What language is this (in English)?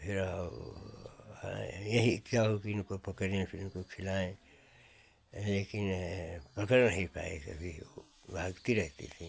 Hindi